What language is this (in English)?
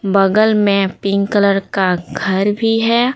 Hindi